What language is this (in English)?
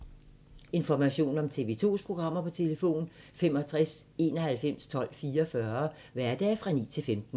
Danish